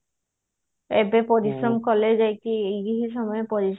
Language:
Odia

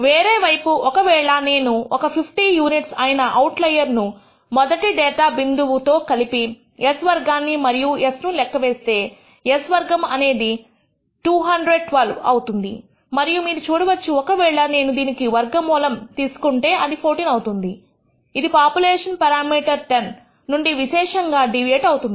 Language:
Telugu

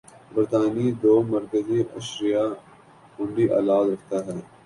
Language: Urdu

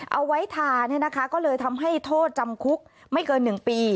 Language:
Thai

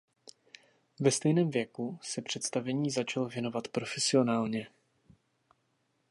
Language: Czech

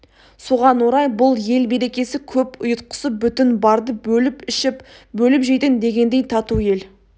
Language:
Kazakh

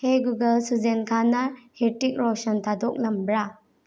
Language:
Manipuri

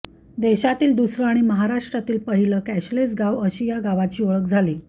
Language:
Marathi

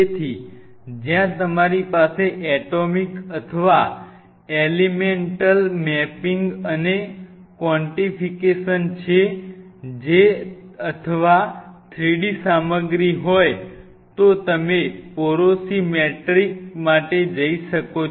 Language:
Gujarati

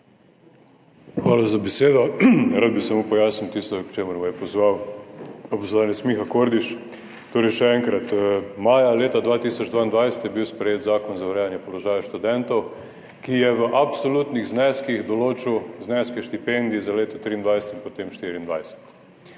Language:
Slovenian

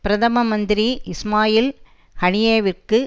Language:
Tamil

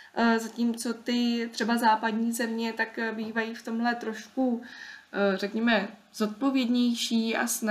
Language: Czech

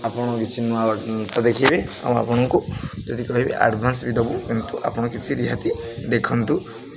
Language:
Odia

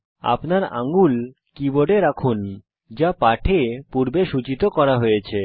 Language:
Bangla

